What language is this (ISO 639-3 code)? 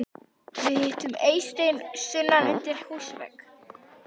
isl